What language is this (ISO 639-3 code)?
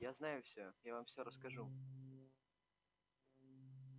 rus